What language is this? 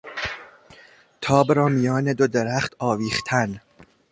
Persian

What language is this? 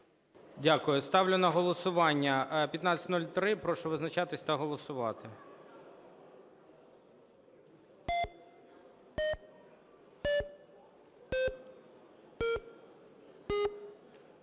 Ukrainian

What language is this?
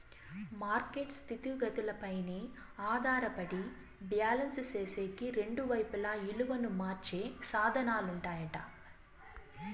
Telugu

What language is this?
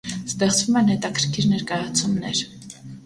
Armenian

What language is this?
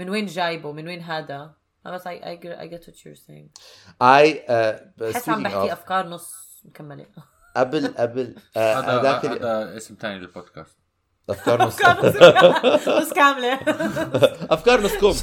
Arabic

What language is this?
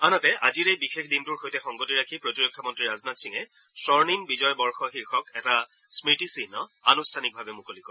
Assamese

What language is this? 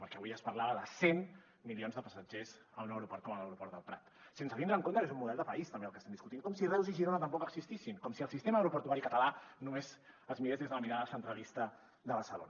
Catalan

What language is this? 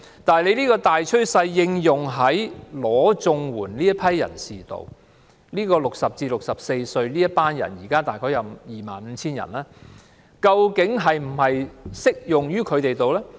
Cantonese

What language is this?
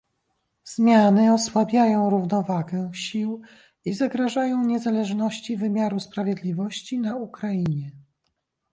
Polish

